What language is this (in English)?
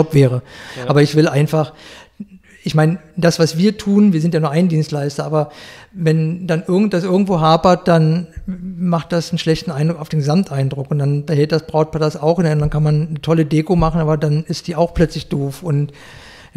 German